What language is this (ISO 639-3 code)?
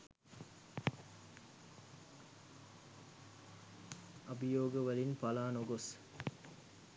sin